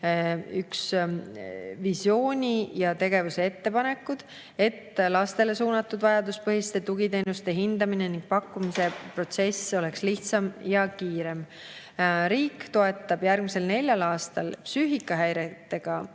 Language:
Estonian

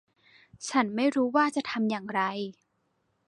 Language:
Thai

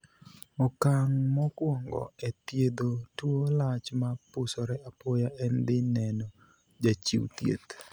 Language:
Luo (Kenya and Tanzania)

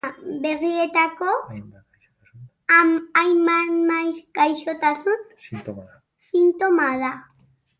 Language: Basque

